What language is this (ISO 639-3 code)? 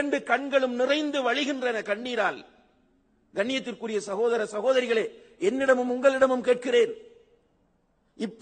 ara